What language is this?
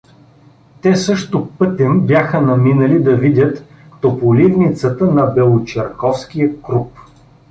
Bulgarian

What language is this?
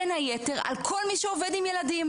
Hebrew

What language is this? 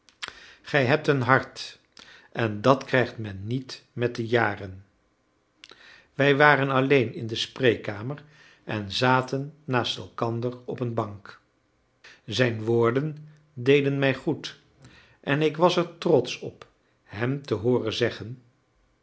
Dutch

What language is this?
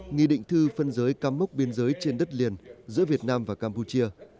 Vietnamese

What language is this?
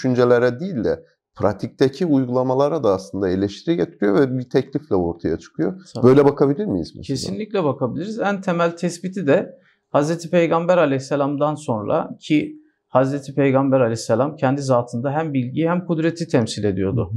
Turkish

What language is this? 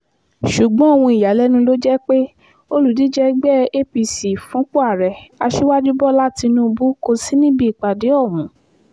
Yoruba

